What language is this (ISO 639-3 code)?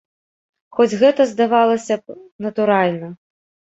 bel